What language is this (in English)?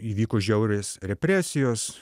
Lithuanian